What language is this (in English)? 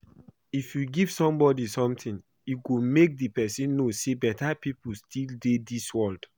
Nigerian Pidgin